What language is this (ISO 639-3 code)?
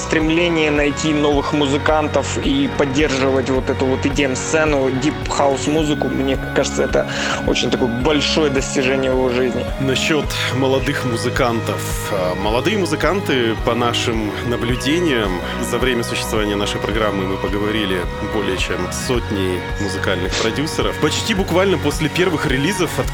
rus